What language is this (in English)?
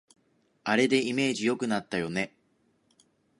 Japanese